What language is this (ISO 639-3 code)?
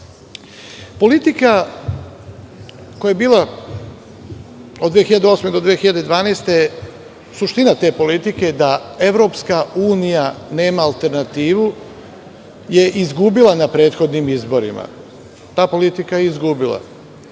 srp